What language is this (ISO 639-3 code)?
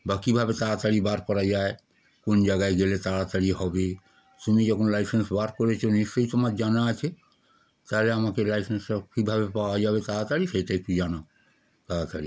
ben